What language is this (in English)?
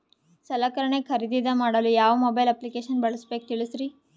Kannada